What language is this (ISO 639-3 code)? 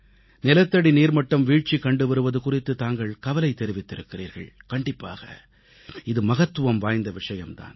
tam